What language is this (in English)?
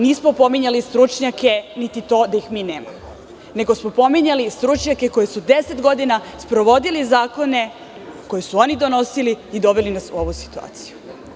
Serbian